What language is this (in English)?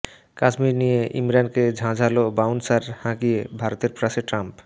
Bangla